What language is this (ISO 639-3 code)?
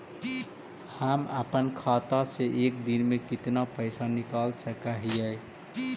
mag